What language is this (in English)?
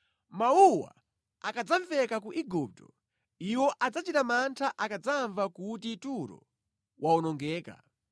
Nyanja